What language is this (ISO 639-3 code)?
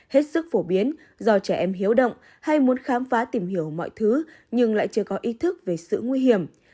vie